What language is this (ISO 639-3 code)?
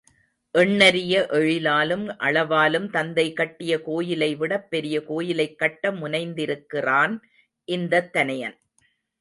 tam